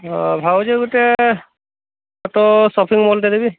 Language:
Odia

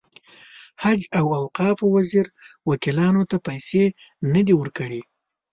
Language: Pashto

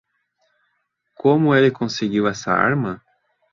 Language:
Portuguese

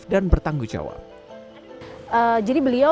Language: Indonesian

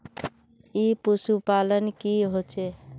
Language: Magahi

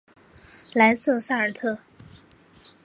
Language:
Chinese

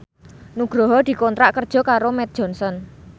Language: Javanese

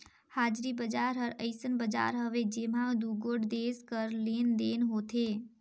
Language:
Chhattisgarhi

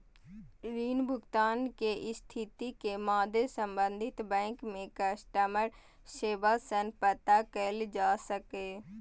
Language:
Maithili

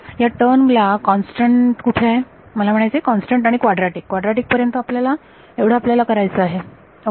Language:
Marathi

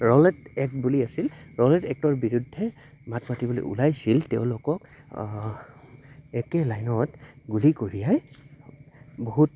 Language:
Assamese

